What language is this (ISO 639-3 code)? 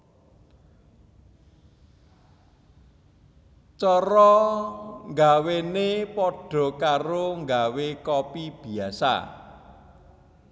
jav